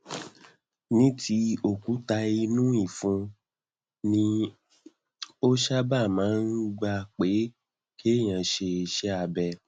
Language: Yoruba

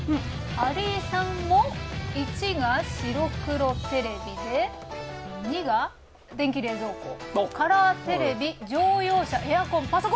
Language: Japanese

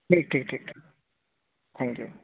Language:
Urdu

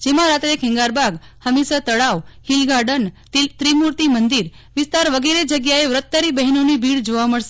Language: Gujarati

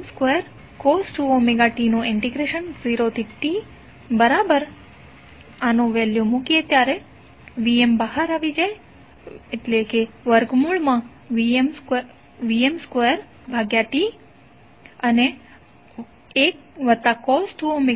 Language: Gujarati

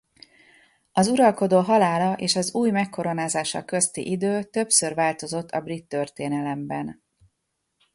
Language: Hungarian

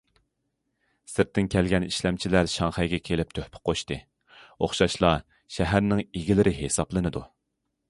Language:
Uyghur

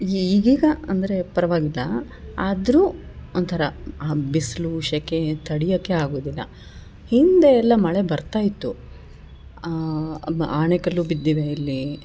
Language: Kannada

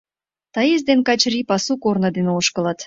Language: Mari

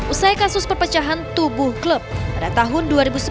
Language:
Indonesian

